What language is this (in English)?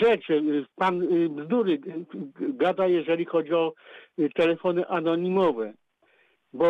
Polish